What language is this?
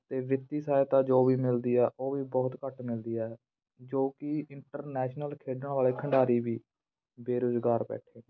Punjabi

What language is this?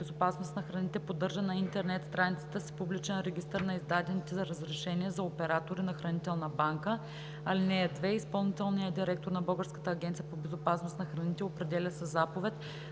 Bulgarian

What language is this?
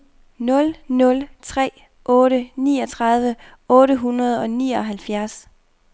Danish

